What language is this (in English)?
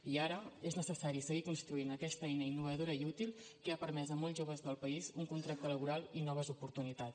Catalan